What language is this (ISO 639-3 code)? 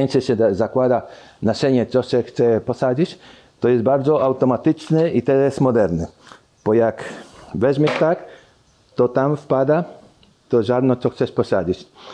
pol